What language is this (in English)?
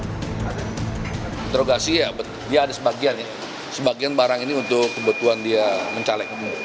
Indonesian